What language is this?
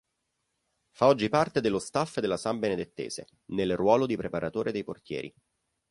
Italian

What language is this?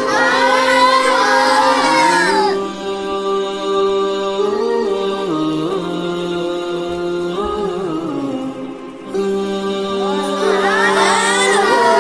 Arabic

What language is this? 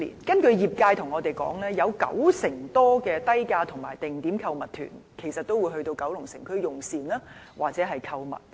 Cantonese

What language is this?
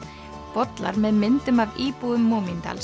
Icelandic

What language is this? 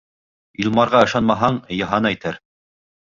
Bashkir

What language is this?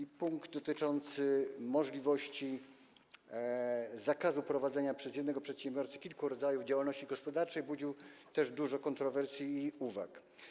Polish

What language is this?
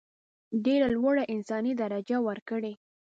Pashto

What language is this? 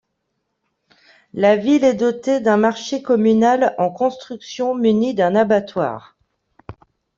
French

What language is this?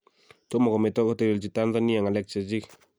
Kalenjin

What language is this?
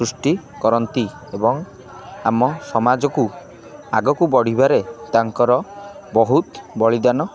Odia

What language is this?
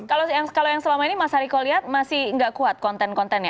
Indonesian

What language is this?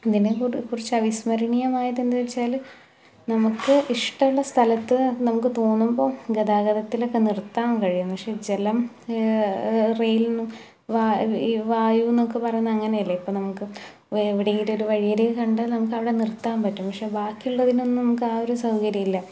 Malayalam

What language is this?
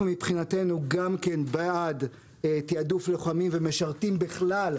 Hebrew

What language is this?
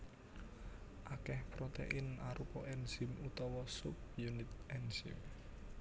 Javanese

